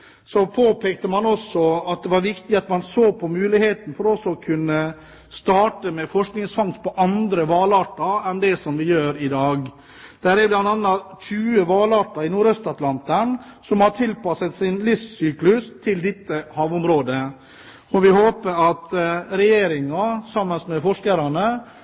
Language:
Norwegian Bokmål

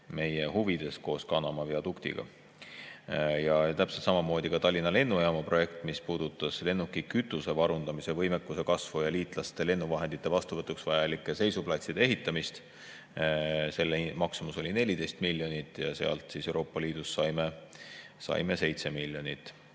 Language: Estonian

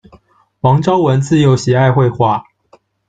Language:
Chinese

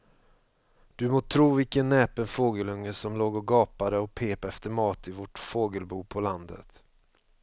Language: Swedish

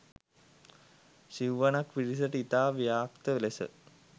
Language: Sinhala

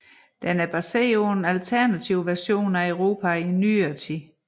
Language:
Danish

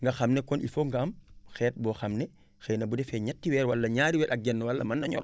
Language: Wolof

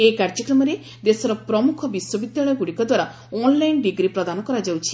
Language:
Odia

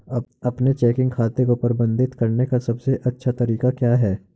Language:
Hindi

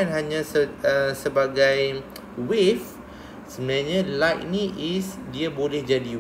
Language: Malay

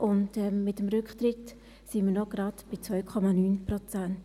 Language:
Swiss German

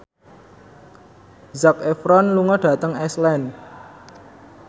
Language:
Javanese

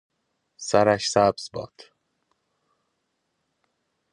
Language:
Persian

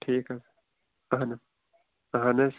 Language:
Kashmiri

